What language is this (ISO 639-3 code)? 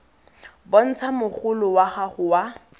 tsn